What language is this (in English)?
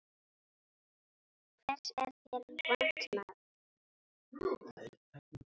Icelandic